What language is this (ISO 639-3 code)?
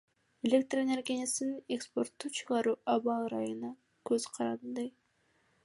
kir